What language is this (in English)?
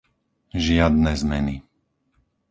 Slovak